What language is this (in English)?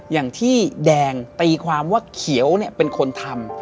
Thai